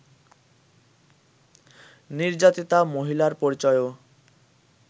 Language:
Bangla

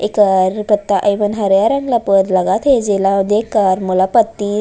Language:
Chhattisgarhi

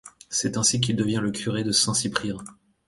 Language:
French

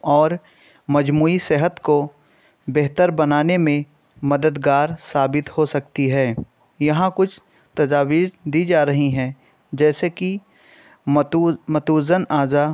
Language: Urdu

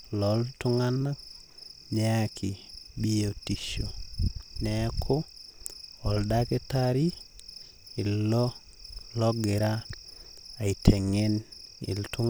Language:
Masai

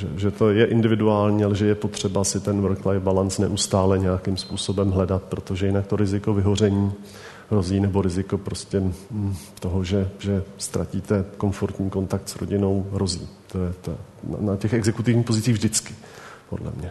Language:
Czech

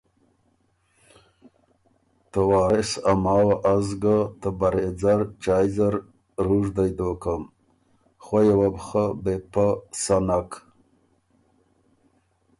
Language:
Ormuri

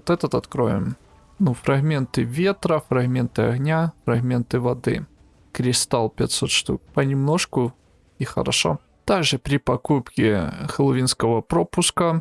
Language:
Russian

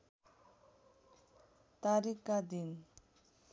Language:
Nepali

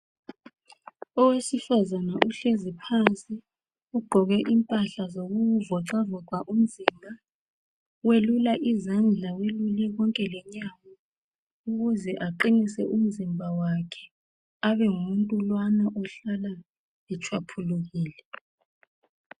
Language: North Ndebele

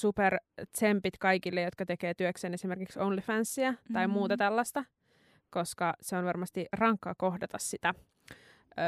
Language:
Finnish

